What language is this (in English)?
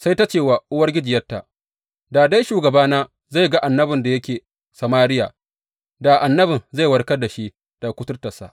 Hausa